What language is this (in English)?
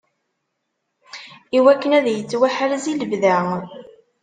Kabyle